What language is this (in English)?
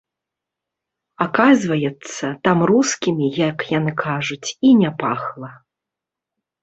Belarusian